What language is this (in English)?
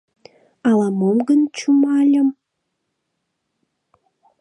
Mari